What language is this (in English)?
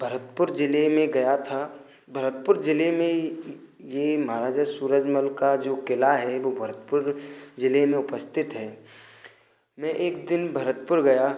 Hindi